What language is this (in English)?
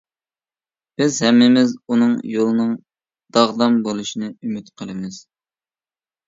Uyghur